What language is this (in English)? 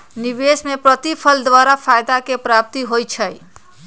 Magahi